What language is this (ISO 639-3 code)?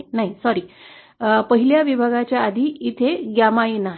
mar